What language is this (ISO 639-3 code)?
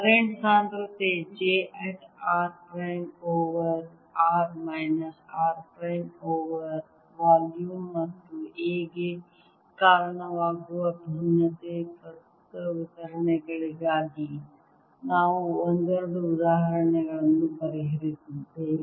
kan